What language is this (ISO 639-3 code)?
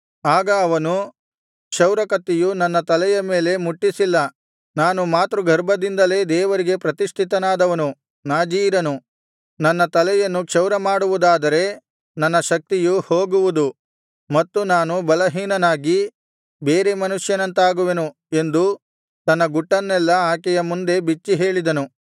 kan